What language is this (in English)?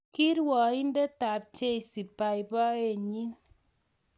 Kalenjin